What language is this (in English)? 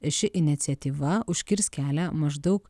Lithuanian